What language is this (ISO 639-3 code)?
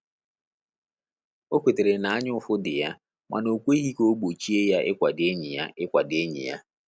ibo